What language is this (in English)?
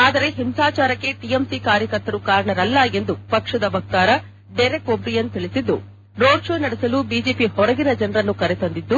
Kannada